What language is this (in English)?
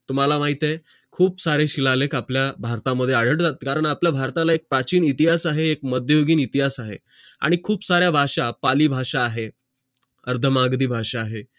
Marathi